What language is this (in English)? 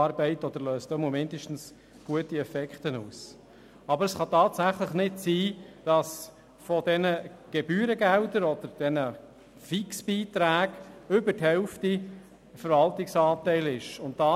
Swiss German